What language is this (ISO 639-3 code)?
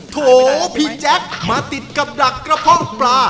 tha